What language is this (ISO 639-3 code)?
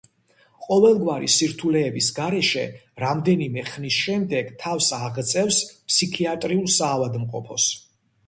kat